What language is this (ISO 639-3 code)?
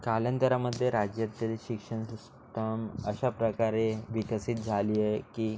mar